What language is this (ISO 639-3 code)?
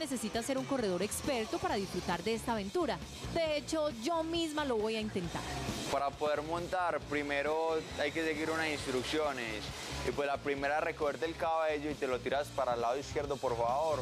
spa